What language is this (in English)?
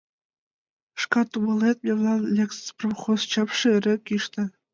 Mari